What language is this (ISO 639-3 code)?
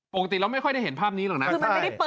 tha